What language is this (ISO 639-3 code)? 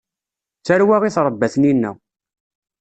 kab